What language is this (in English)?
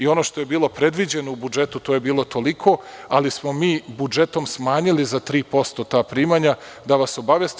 Serbian